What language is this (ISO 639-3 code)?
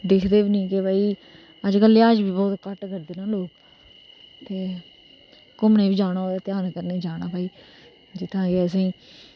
doi